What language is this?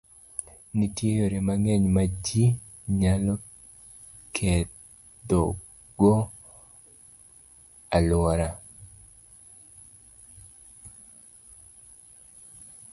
Luo (Kenya and Tanzania)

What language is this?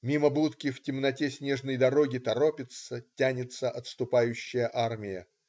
Russian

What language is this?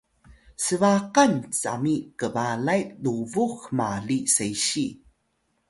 Atayal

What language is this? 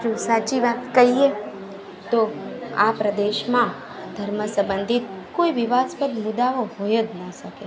Gujarati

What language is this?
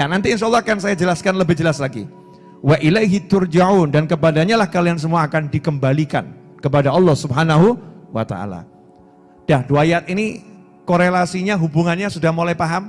Indonesian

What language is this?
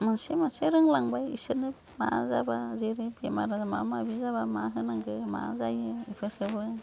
Bodo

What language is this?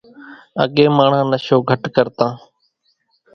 Kachi Koli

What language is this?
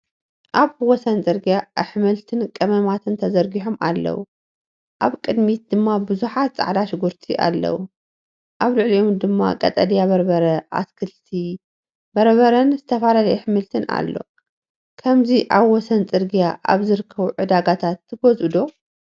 Tigrinya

